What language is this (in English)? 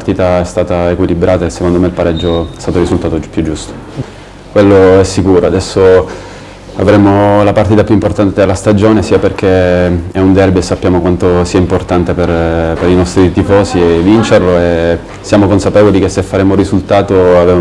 Italian